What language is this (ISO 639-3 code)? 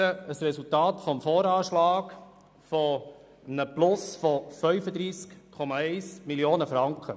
gsw